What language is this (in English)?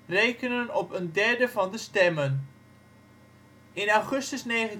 Dutch